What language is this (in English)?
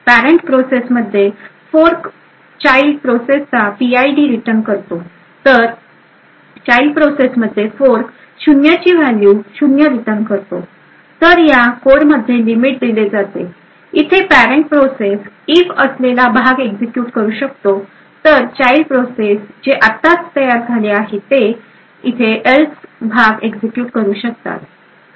Marathi